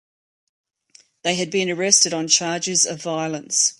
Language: English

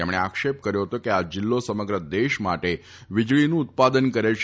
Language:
Gujarati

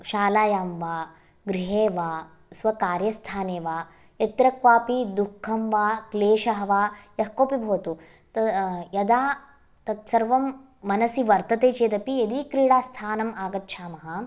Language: Sanskrit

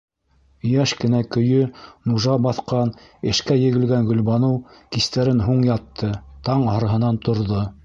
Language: Bashkir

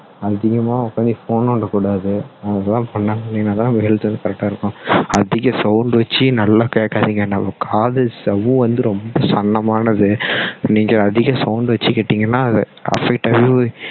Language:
Tamil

